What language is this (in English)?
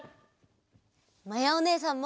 Japanese